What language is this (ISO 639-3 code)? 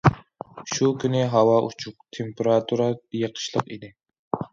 uig